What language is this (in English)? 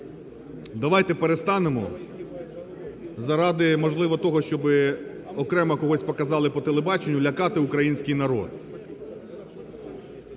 Ukrainian